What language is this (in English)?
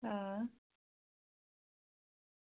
Dogri